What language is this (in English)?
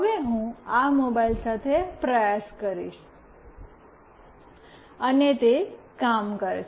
Gujarati